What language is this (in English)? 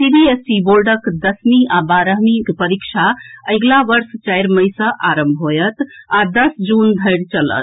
Maithili